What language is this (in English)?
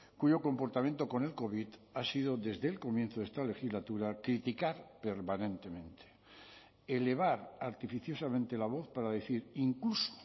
Spanish